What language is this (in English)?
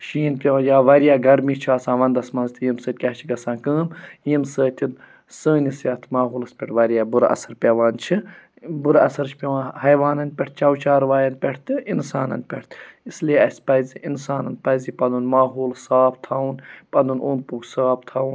Kashmiri